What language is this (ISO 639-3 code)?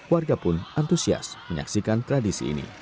ind